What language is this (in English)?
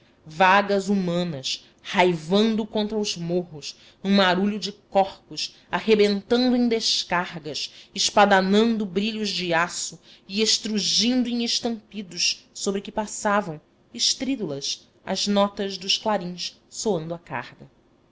Portuguese